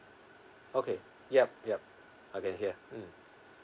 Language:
English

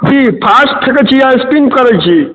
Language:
Maithili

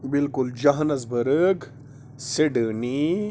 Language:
Kashmiri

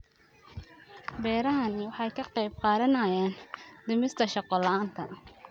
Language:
Somali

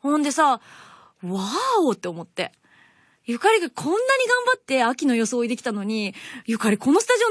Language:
Japanese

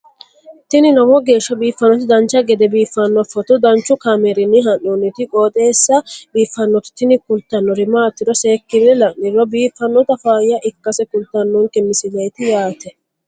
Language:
Sidamo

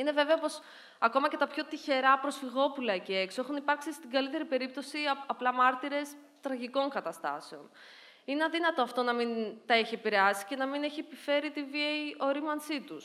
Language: Greek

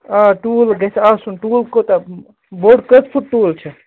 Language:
Kashmiri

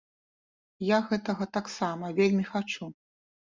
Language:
Belarusian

